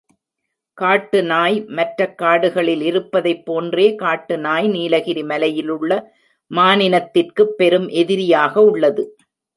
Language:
Tamil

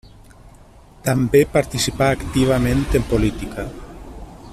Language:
Catalan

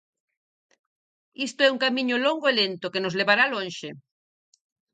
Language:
Galician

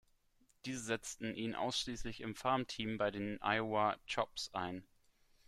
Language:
German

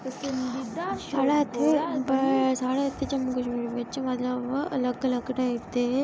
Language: Dogri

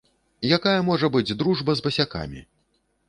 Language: Belarusian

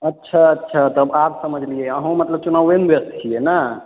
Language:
Maithili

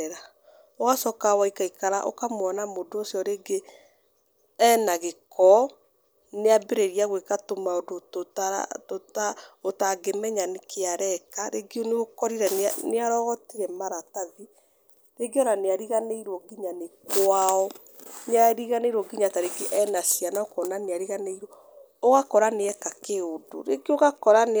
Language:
Kikuyu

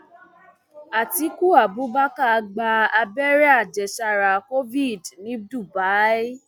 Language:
Yoruba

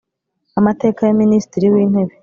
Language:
Kinyarwanda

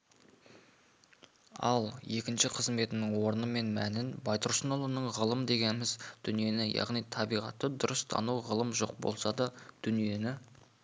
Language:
Kazakh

